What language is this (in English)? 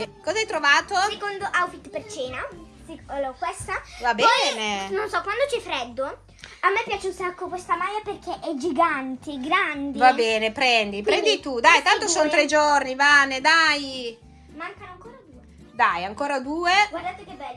Italian